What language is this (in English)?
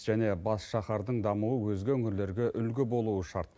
Kazakh